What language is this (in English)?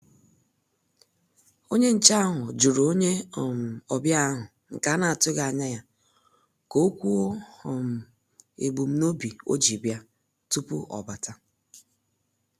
Igbo